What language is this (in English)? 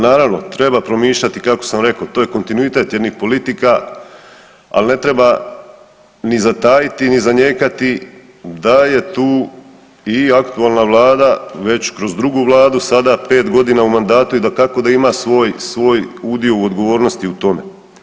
Croatian